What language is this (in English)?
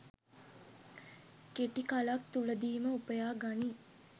Sinhala